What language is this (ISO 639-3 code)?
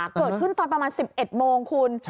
tha